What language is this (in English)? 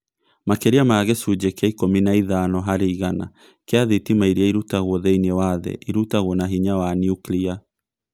Kikuyu